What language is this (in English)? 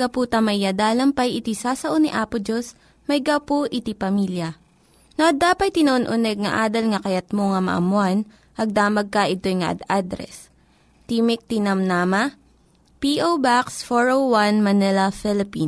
Filipino